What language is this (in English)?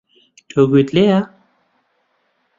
Central Kurdish